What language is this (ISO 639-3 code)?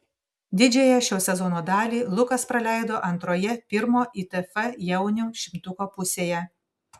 lit